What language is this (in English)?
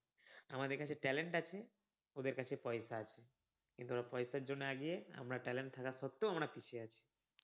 Bangla